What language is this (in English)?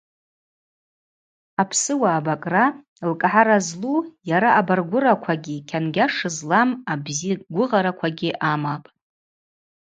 Abaza